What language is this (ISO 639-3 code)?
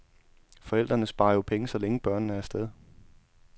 dan